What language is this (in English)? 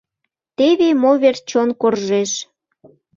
Mari